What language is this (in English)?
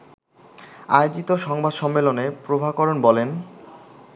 Bangla